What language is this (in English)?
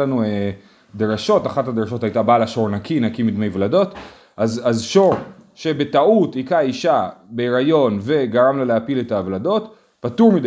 Hebrew